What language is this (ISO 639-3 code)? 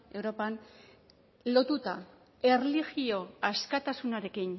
eus